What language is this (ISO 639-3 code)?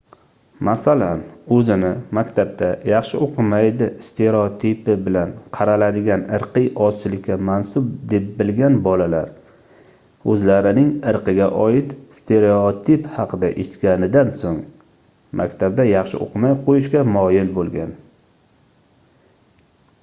uzb